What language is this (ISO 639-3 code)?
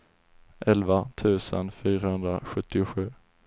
swe